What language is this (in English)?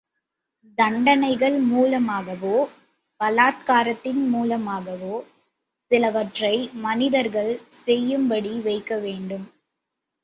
Tamil